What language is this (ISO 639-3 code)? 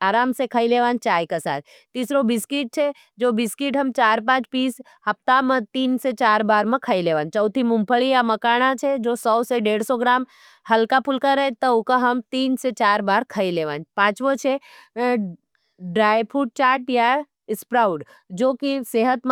noe